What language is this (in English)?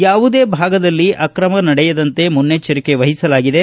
Kannada